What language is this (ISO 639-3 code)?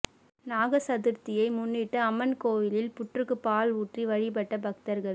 tam